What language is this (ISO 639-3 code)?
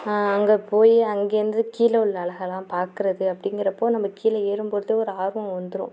tam